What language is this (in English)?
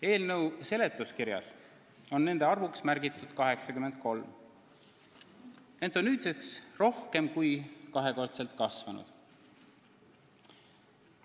Estonian